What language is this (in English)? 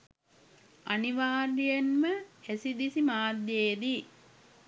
Sinhala